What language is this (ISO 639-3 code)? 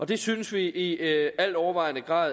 dan